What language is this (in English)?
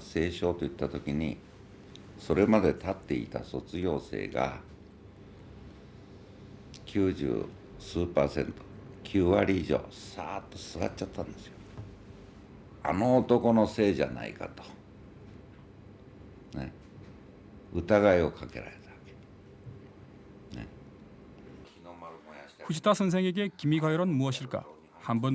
Korean